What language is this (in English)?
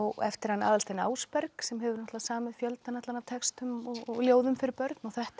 Icelandic